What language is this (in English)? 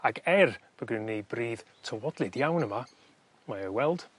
Welsh